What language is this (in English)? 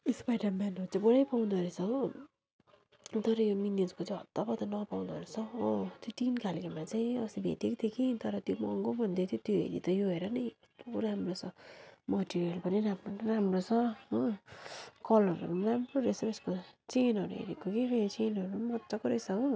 Nepali